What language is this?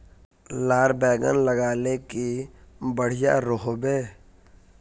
Magahi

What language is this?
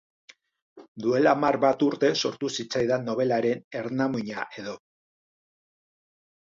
Basque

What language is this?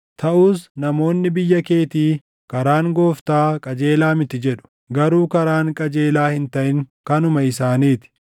Oromo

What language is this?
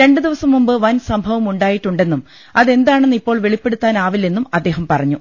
Malayalam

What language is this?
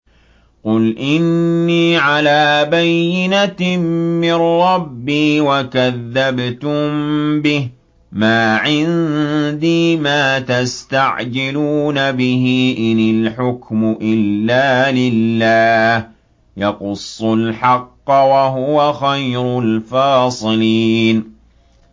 Arabic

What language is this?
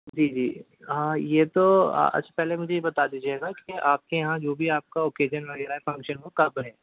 Urdu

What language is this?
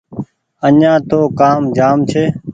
Goaria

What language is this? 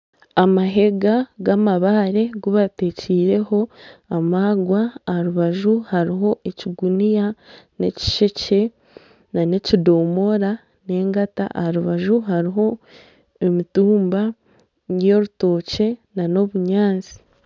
Nyankole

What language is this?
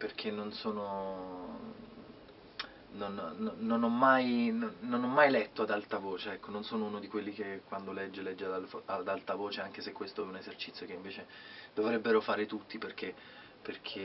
Italian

